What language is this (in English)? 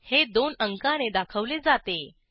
Marathi